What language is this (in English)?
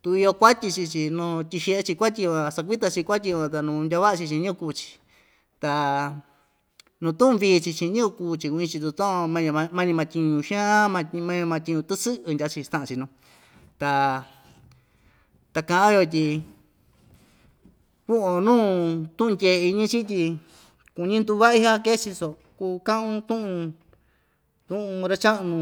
Ixtayutla Mixtec